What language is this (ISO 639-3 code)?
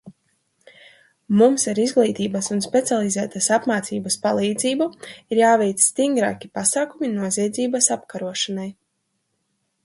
lav